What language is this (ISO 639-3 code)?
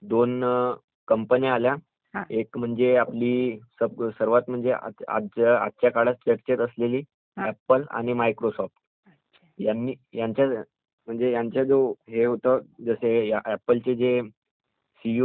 mar